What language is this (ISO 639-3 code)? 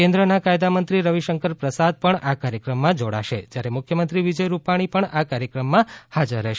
guj